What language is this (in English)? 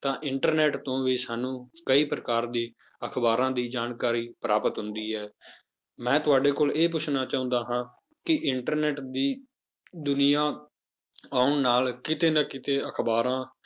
Punjabi